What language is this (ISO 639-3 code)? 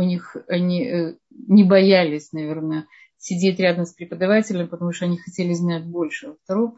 rus